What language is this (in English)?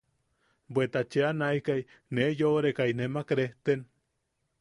Yaqui